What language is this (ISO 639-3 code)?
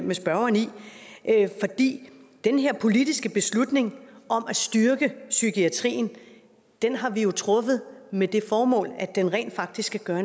dan